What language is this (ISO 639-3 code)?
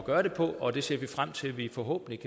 dan